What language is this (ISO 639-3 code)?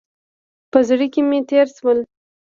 pus